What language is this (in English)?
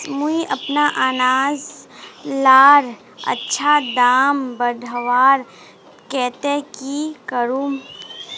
Magahi